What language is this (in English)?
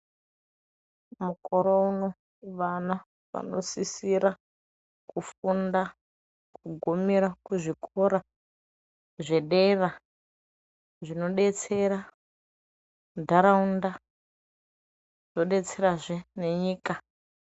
Ndau